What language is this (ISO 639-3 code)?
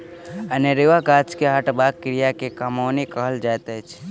mai